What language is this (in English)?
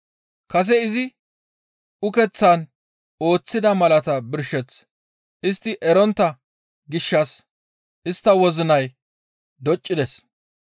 Gamo